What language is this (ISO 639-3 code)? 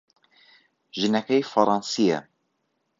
ckb